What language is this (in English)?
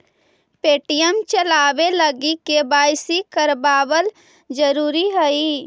Magahi